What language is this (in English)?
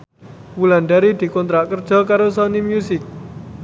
Javanese